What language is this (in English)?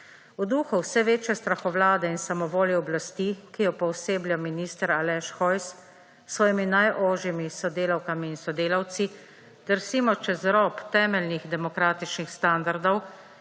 Slovenian